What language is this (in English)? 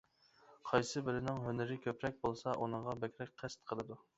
Uyghur